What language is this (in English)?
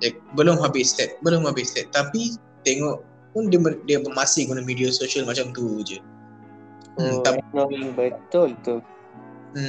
Malay